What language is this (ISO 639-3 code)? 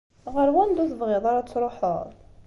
kab